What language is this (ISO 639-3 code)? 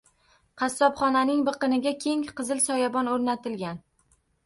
uzb